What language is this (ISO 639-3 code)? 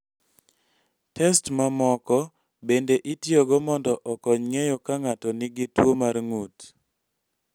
luo